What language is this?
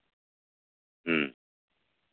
Santali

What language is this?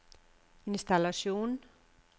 Norwegian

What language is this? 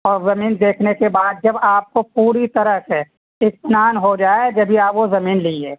Urdu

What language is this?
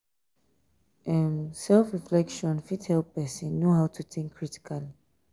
Nigerian Pidgin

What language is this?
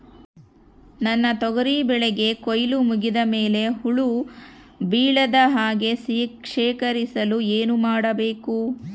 Kannada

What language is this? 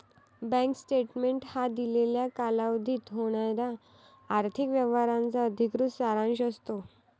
Marathi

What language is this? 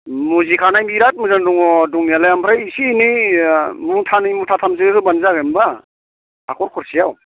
Bodo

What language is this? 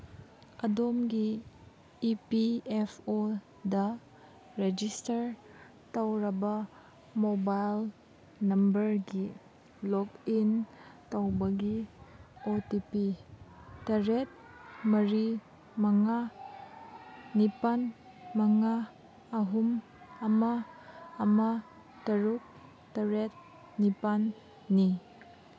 Manipuri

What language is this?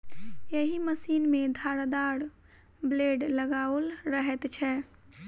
Maithili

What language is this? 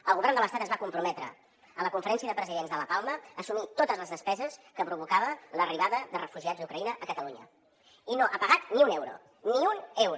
Catalan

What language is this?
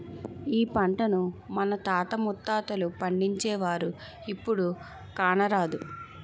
Telugu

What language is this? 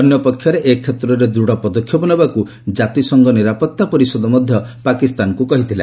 Odia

